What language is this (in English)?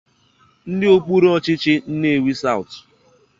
Igbo